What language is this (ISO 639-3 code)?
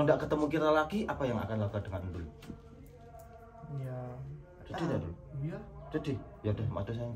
ind